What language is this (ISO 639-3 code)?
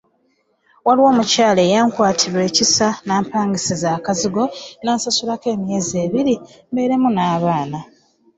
lug